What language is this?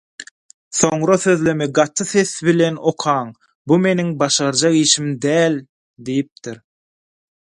Turkmen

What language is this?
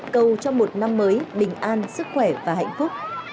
Vietnamese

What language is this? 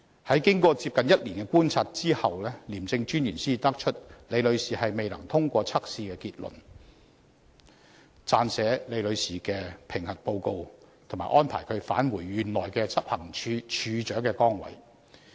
Cantonese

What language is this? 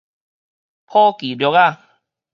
Min Nan Chinese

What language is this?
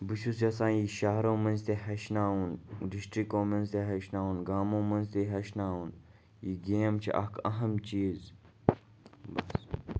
Kashmiri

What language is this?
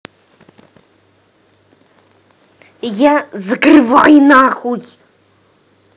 Russian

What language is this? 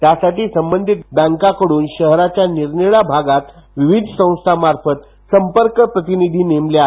Marathi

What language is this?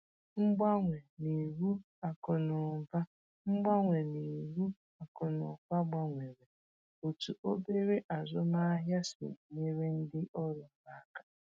Igbo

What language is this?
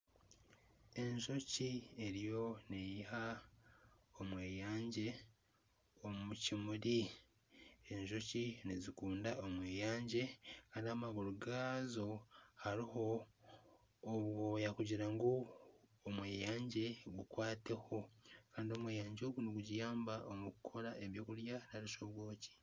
Nyankole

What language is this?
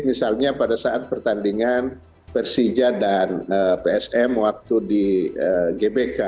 Indonesian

